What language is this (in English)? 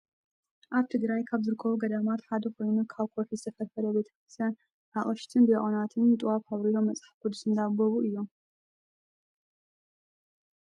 Tigrinya